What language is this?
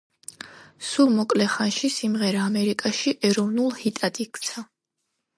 Georgian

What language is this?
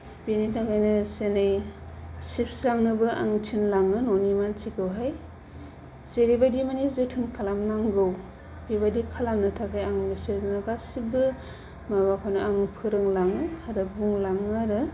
Bodo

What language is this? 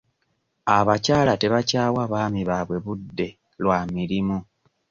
Ganda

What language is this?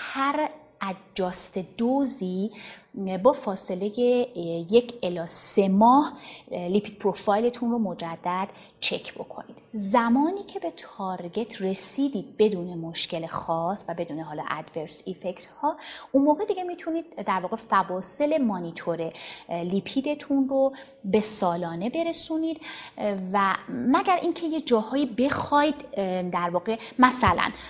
Persian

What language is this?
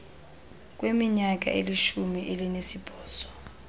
Xhosa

